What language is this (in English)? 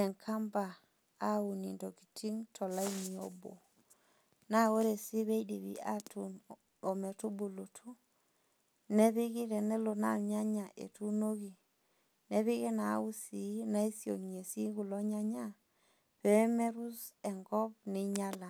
Masai